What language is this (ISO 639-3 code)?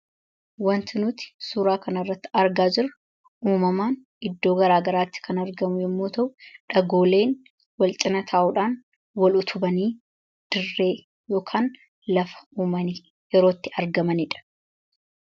orm